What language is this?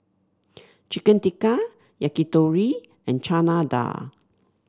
English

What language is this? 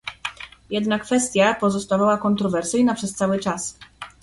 Polish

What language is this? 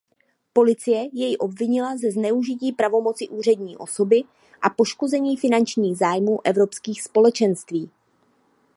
Czech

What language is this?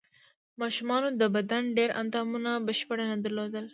Pashto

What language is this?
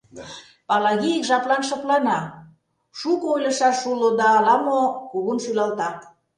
Mari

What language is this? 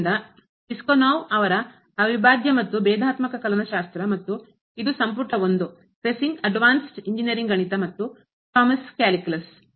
Kannada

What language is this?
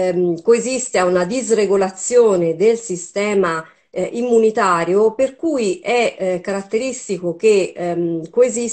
Italian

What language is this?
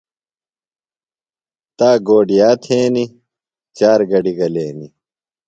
Phalura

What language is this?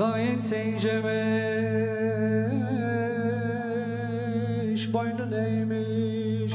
Turkish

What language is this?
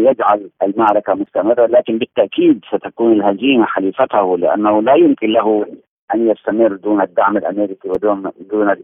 Arabic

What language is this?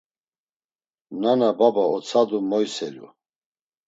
Laz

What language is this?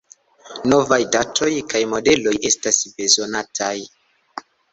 Esperanto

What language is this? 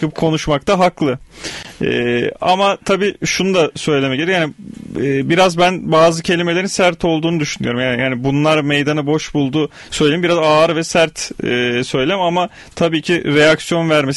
Turkish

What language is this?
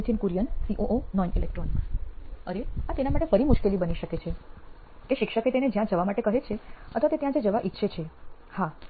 Gujarati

